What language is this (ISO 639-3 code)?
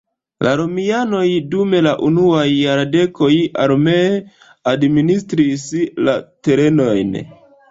epo